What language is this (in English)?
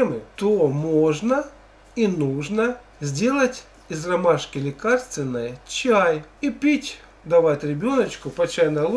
Russian